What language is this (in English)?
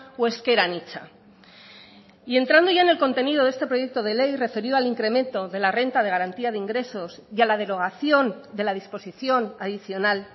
Spanish